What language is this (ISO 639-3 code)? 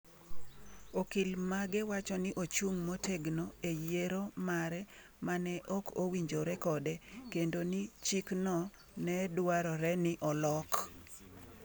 luo